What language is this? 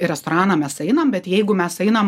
Lithuanian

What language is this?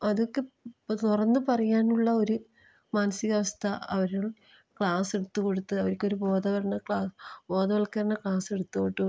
Malayalam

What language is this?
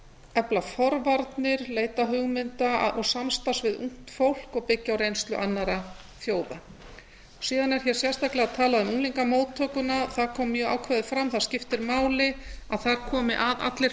Icelandic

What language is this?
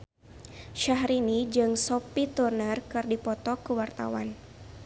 Sundanese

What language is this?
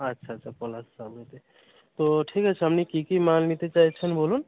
Bangla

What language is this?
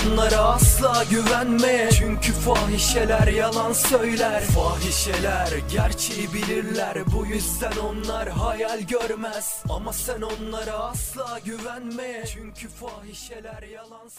Turkish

